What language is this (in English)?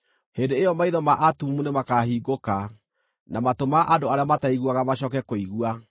Kikuyu